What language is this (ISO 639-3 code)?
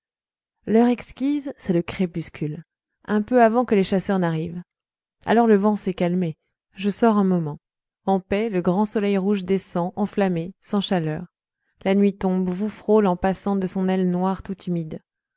fra